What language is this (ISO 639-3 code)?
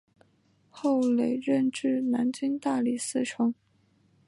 zho